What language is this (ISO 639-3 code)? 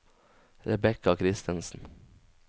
nor